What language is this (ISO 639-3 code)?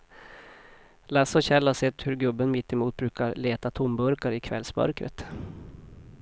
swe